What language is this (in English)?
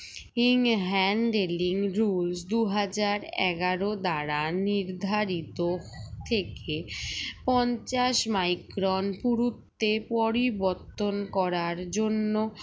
Bangla